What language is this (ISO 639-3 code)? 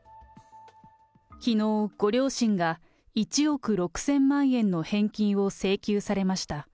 jpn